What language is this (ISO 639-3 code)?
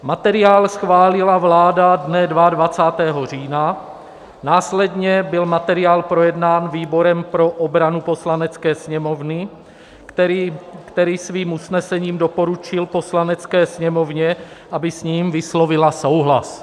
ces